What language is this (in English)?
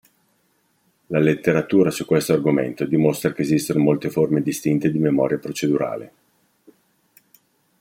Italian